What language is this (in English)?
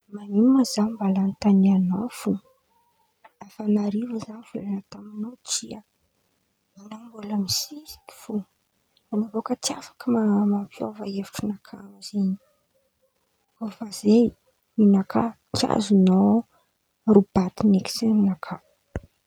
Antankarana Malagasy